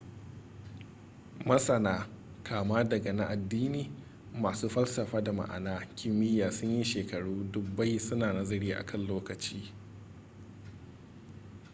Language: Hausa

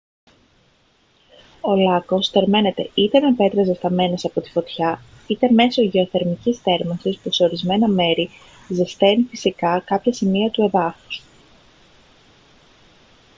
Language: Greek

